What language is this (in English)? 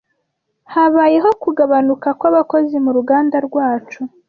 Kinyarwanda